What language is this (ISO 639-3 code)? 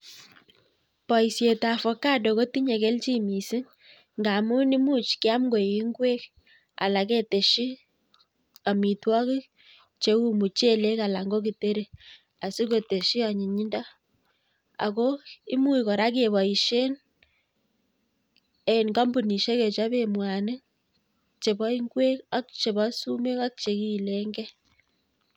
kln